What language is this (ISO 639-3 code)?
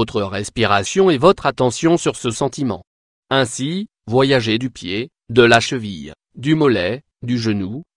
fra